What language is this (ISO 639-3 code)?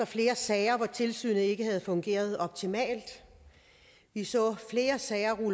dan